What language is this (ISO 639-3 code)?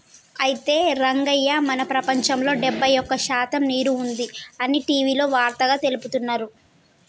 tel